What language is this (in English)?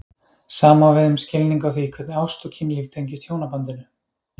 Icelandic